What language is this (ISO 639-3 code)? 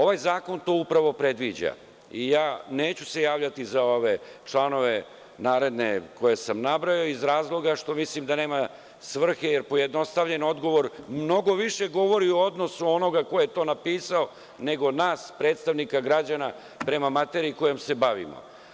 srp